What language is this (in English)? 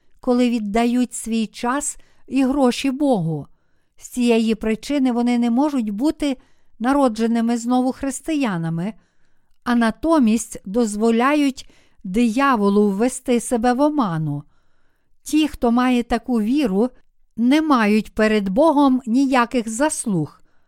Ukrainian